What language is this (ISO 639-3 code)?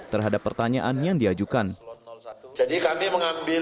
ind